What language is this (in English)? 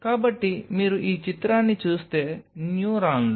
Telugu